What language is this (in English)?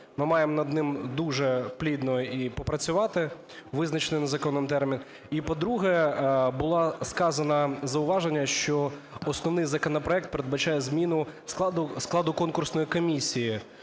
Ukrainian